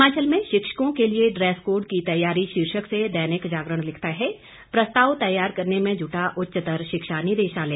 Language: Hindi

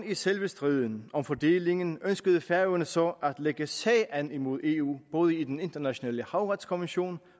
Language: Danish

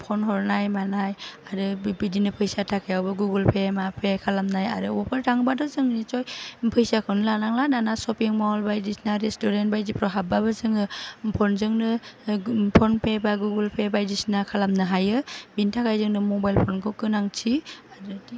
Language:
Bodo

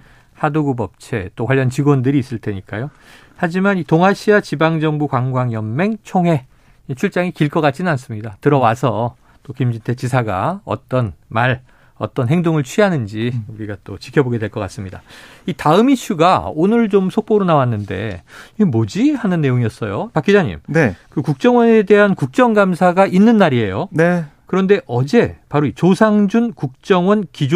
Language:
Korean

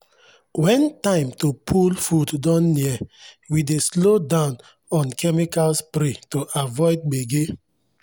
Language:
Nigerian Pidgin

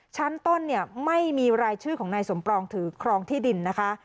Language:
Thai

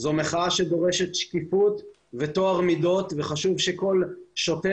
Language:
Hebrew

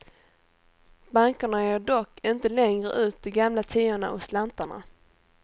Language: Swedish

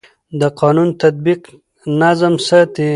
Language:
Pashto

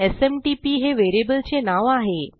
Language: Marathi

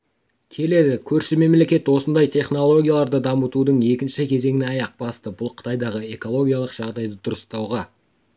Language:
Kazakh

